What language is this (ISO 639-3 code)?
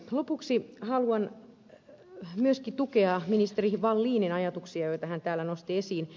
fin